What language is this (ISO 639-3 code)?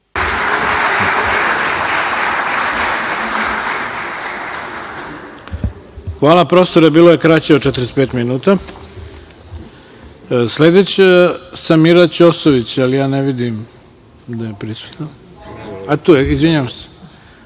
srp